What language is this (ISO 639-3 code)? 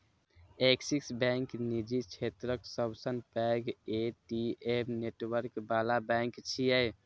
mai